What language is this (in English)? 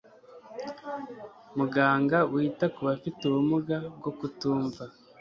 Kinyarwanda